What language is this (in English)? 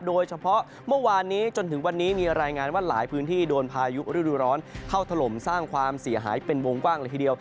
Thai